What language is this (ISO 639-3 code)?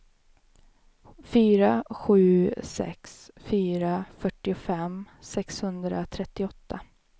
swe